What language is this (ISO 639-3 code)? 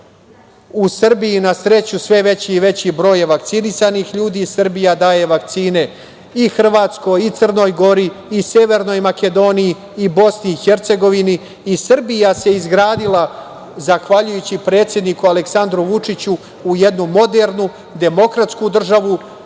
srp